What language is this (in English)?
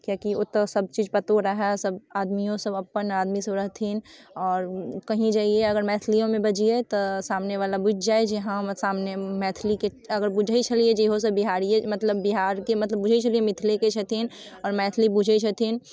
Maithili